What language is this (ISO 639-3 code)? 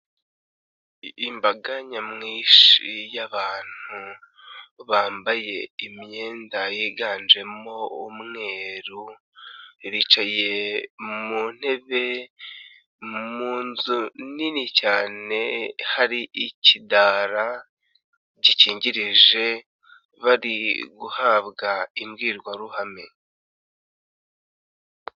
kin